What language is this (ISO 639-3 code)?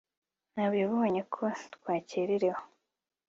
kin